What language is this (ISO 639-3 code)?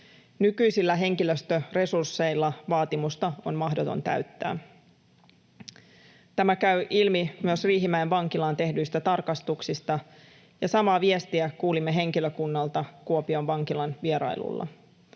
fin